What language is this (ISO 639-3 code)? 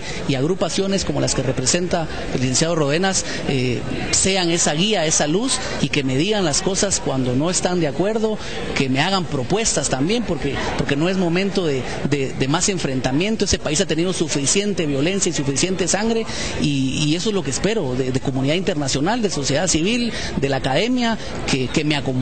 spa